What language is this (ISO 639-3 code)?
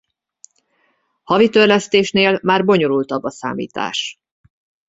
hun